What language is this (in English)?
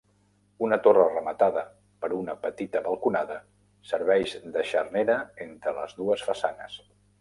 Catalan